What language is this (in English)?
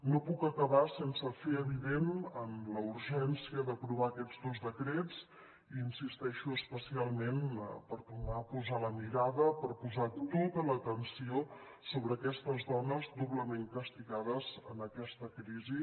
Catalan